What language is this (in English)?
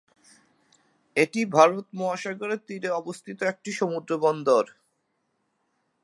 Bangla